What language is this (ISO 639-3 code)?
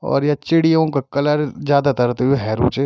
gbm